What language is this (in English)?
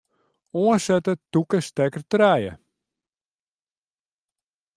Western Frisian